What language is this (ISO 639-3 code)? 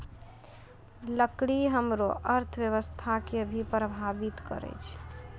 mai